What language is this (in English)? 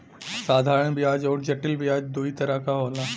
Bhojpuri